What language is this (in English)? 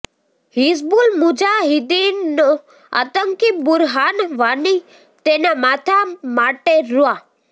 Gujarati